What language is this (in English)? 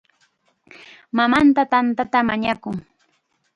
Chiquián Ancash Quechua